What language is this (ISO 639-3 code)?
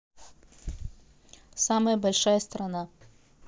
rus